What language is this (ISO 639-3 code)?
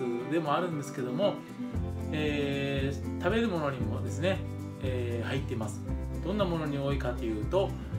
jpn